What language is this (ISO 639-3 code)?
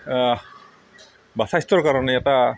asm